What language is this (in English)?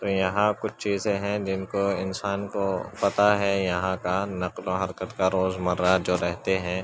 Urdu